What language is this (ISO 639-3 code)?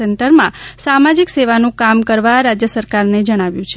guj